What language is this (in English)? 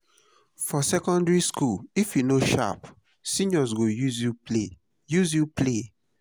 Nigerian Pidgin